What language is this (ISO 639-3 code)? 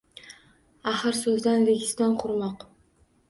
uzb